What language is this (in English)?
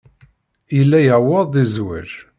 Kabyle